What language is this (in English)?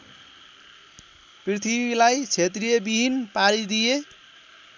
Nepali